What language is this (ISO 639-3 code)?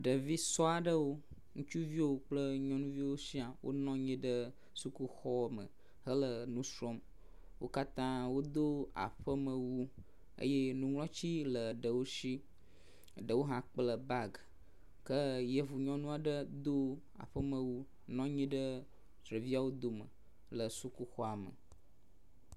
ewe